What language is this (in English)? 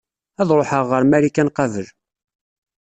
Kabyle